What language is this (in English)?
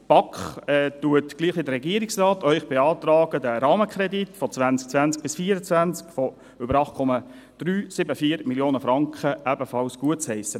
Swiss German